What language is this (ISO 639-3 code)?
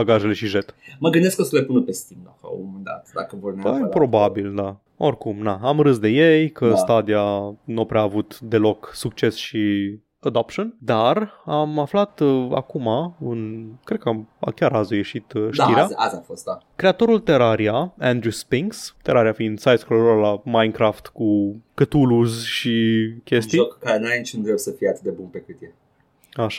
ron